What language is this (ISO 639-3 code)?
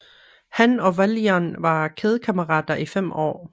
dan